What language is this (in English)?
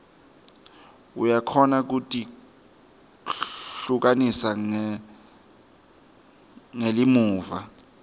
Swati